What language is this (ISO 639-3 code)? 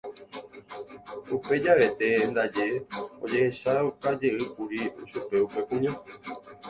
grn